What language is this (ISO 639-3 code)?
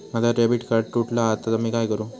mar